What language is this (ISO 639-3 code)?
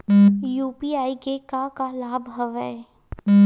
hne